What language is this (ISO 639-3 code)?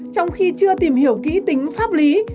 vie